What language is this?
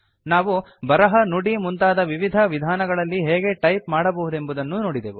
Kannada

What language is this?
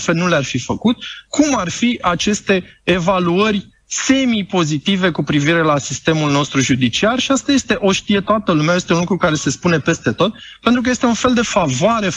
Romanian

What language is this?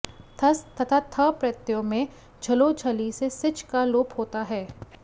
Sanskrit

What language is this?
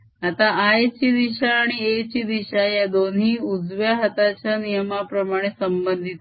Marathi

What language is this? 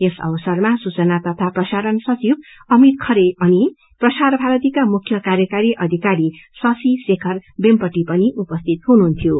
Nepali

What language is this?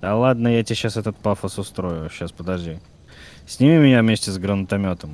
Russian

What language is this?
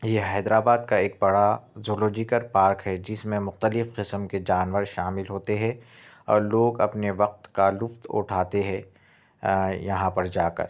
Urdu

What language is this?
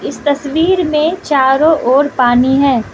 Hindi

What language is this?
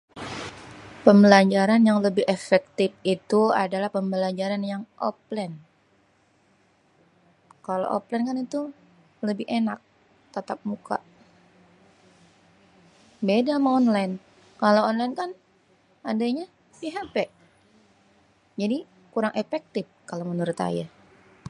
Betawi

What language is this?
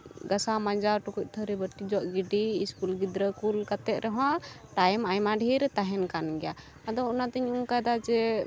Santali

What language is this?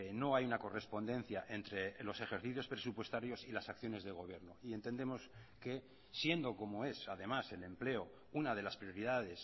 Spanish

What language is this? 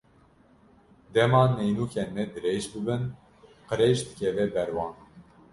Kurdish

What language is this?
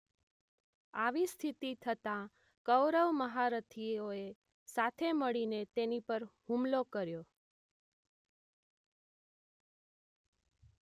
Gujarati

